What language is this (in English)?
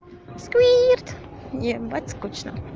Russian